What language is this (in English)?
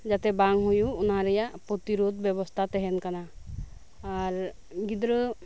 Santali